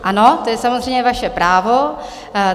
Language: Czech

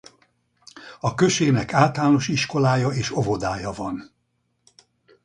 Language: Hungarian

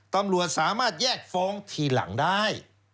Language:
Thai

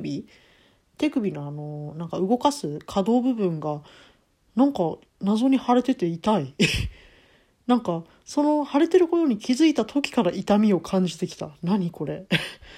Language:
Japanese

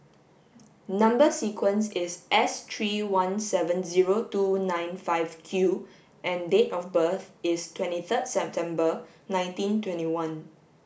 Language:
English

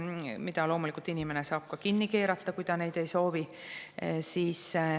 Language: Estonian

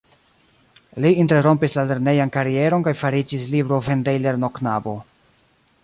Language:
Esperanto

